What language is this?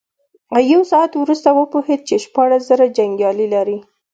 Pashto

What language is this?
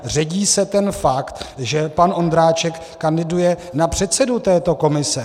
Czech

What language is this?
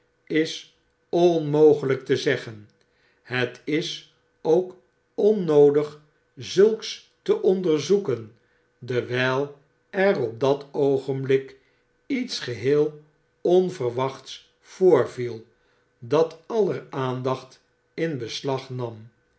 Dutch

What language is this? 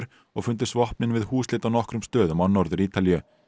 Icelandic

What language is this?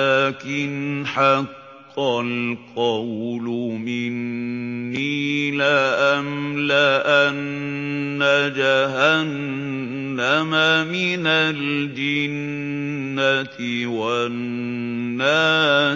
Arabic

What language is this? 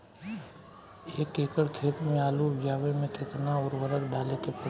Bhojpuri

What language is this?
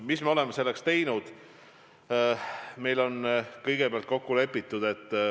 Estonian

